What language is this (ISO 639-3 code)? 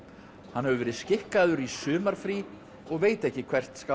isl